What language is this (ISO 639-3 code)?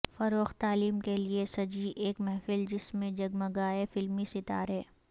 urd